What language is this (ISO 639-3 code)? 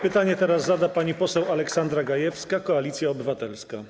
pol